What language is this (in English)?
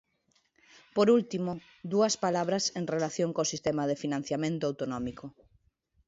Galician